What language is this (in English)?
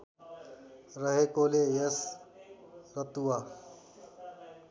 Nepali